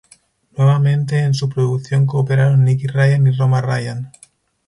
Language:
Spanish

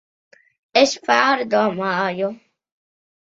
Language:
Latvian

